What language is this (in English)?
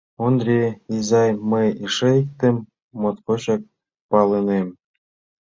Mari